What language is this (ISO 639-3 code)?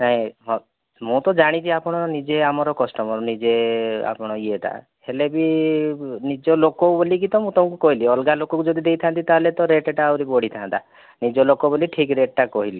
ori